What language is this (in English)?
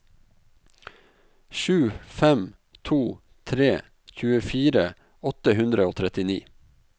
Norwegian